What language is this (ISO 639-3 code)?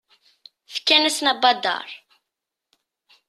kab